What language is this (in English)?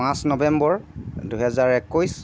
Assamese